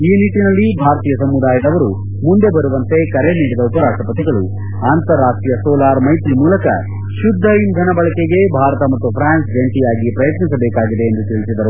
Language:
Kannada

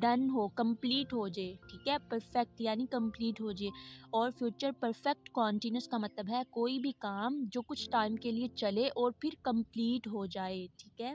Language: Turkish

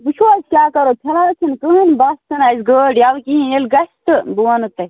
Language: Kashmiri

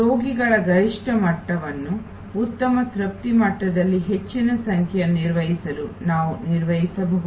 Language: Kannada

